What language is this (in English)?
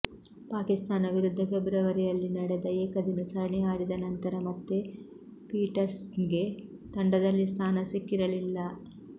Kannada